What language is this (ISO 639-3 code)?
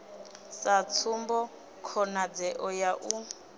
ven